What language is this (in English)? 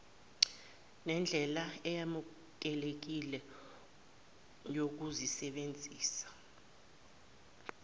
Zulu